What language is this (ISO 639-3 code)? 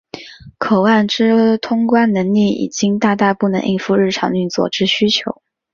zho